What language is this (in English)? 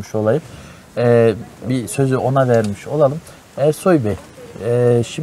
Turkish